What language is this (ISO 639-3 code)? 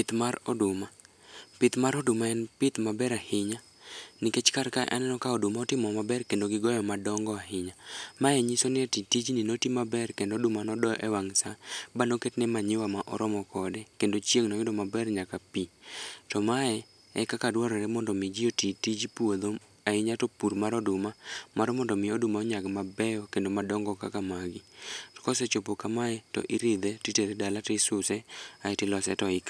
luo